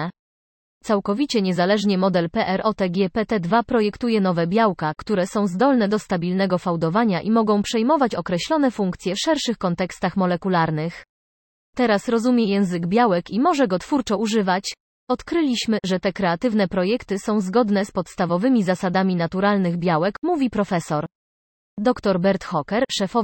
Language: Polish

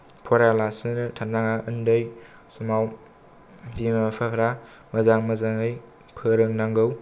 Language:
Bodo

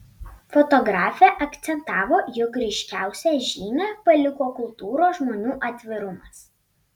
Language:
Lithuanian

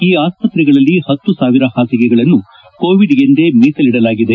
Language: Kannada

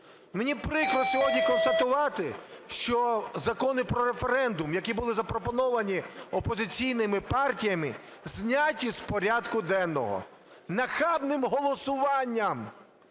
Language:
Ukrainian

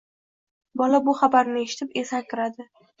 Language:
Uzbek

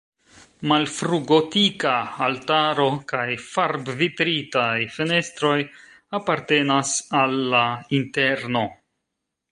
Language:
Esperanto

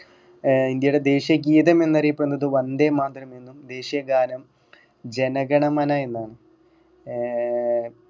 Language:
Malayalam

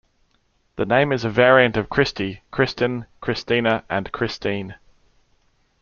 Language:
English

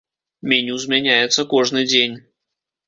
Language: Belarusian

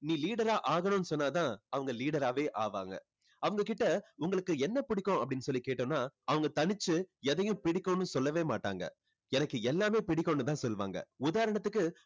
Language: Tamil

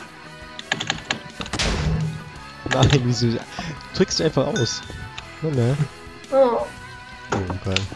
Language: German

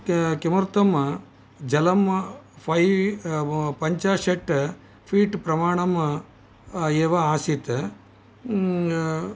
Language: Sanskrit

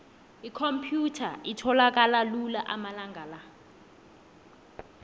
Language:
South Ndebele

